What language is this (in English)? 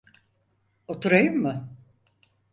Turkish